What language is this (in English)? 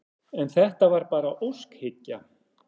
Icelandic